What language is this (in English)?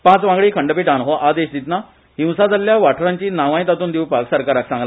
Konkani